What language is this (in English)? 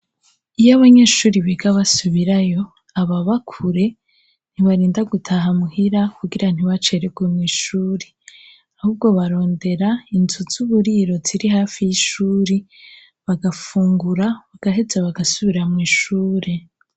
Rundi